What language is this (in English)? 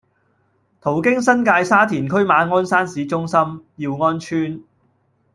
Cantonese